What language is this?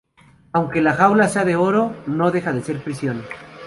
Spanish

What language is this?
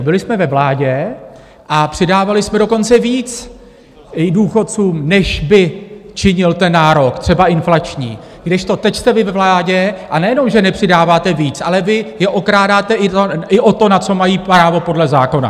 Czech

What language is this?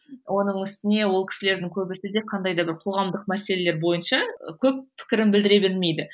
Kazakh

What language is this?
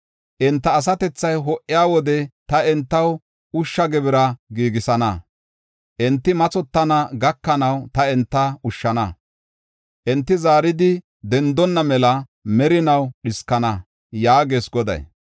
Gofa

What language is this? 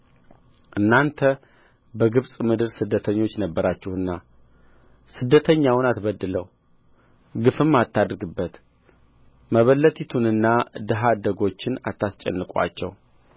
Amharic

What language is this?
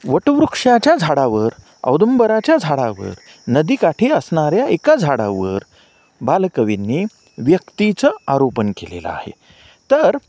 Marathi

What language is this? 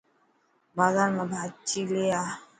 Dhatki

